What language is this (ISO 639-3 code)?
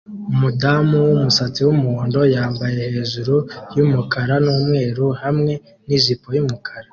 kin